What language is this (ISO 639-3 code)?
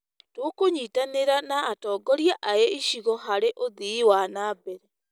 kik